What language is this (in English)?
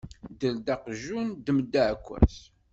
Kabyle